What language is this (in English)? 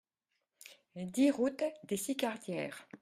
French